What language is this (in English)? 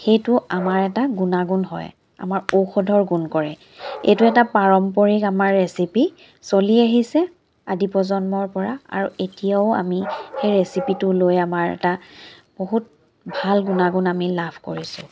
Assamese